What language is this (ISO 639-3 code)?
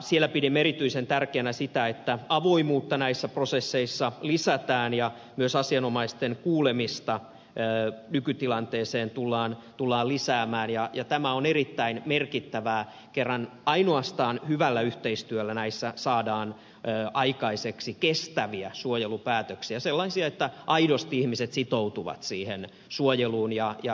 fin